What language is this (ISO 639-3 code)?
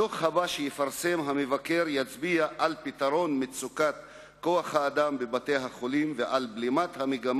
heb